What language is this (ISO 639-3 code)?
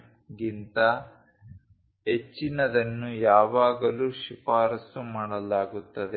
kan